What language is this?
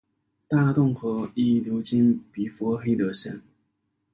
Chinese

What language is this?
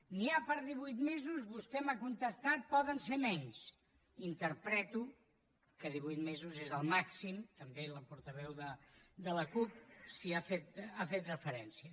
Catalan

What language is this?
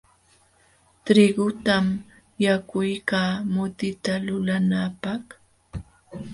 Jauja Wanca Quechua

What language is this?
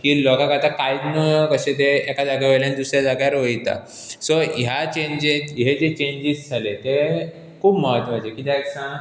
Konkani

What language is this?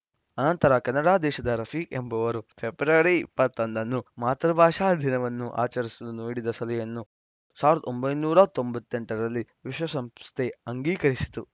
Kannada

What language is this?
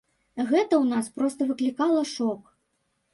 Belarusian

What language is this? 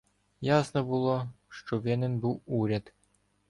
Ukrainian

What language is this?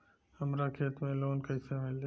Bhojpuri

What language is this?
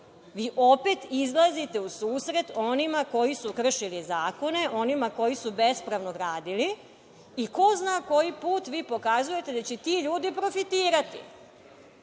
Serbian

